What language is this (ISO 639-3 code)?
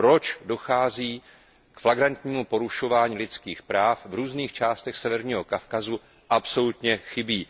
ces